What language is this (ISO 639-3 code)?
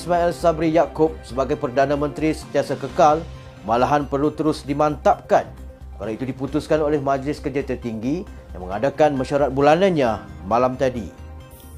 msa